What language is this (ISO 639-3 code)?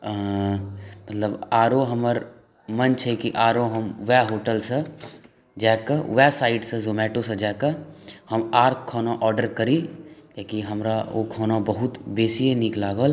mai